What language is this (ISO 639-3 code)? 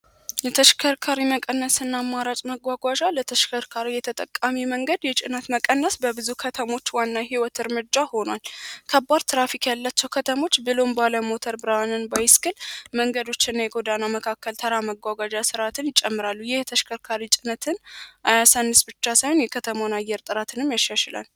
amh